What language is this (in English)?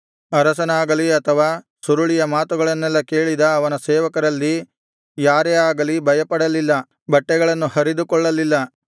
Kannada